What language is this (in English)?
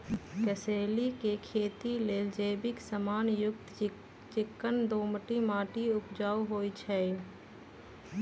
Magahi